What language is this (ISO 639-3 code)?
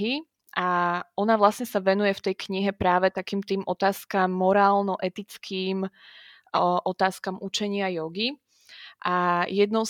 slk